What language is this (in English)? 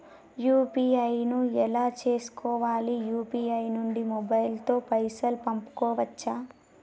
Telugu